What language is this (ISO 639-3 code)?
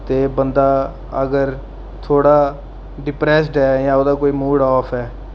doi